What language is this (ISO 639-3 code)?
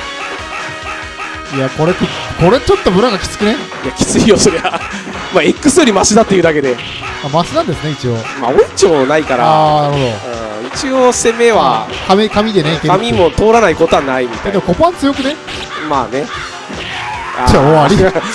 jpn